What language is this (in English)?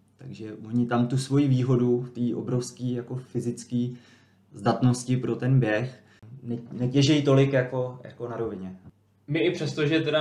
Czech